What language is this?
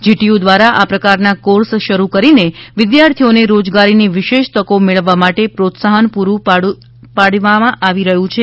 Gujarati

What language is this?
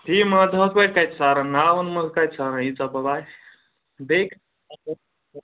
Kashmiri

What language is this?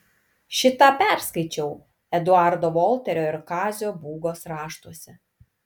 Lithuanian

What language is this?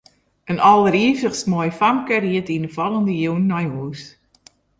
Western Frisian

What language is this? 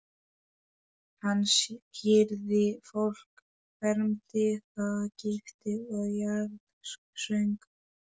Icelandic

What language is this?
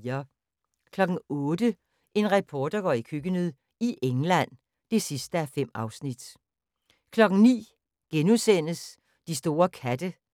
Danish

